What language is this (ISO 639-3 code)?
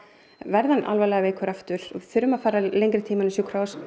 isl